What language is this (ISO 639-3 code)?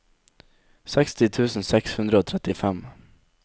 nor